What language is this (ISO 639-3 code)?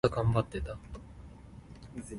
nan